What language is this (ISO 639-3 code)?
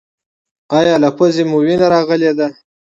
pus